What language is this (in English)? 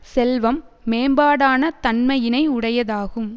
Tamil